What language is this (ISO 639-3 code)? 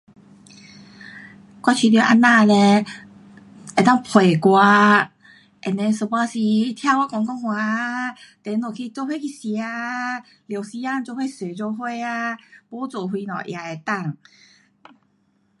cpx